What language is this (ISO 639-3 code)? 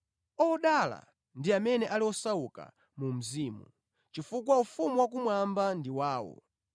nya